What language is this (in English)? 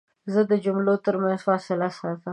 Pashto